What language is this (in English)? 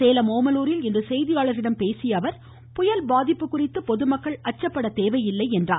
Tamil